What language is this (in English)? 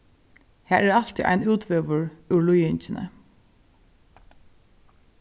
Faroese